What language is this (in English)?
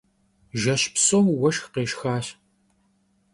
Kabardian